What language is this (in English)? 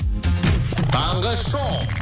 Kazakh